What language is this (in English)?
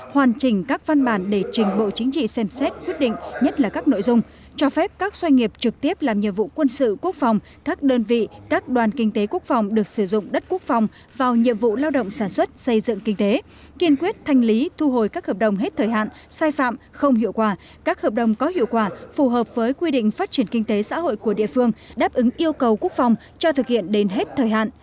Vietnamese